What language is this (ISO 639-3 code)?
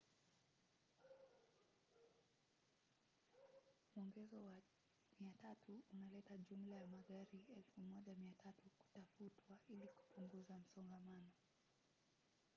swa